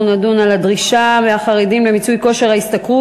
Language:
Hebrew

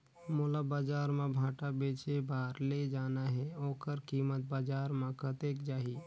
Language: Chhattisgarhi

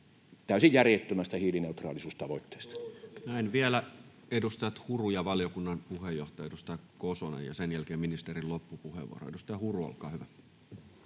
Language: Finnish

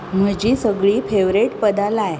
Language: Konkani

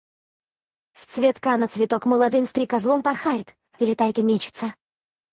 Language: Russian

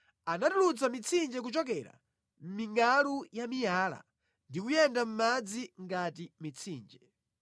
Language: Nyanja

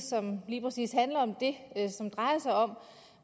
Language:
Danish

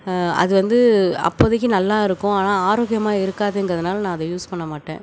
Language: Tamil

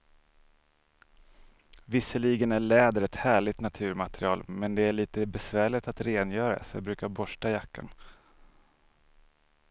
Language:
Swedish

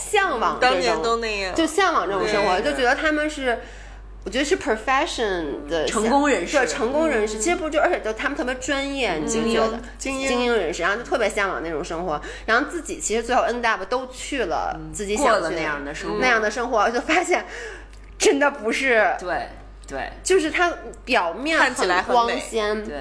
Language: Chinese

